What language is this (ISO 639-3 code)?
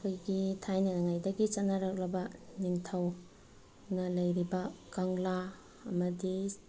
mni